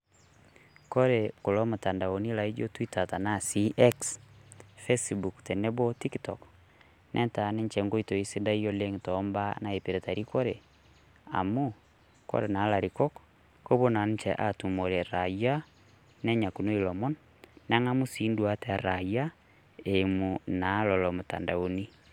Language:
Masai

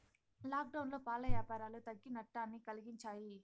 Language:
Telugu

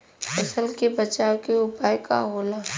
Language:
Bhojpuri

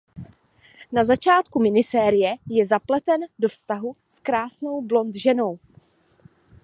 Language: Czech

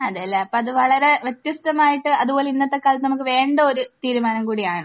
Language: Malayalam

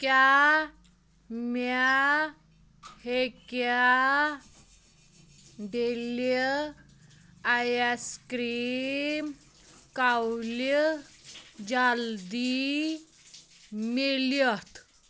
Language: Kashmiri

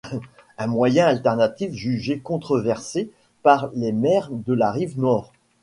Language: French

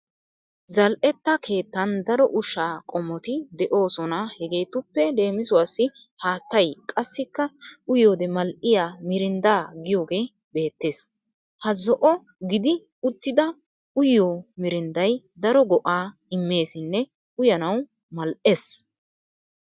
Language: Wolaytta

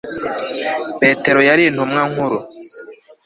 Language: Kinyarwanda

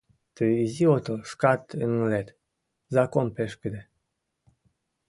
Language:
Mari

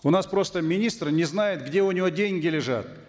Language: Kazakh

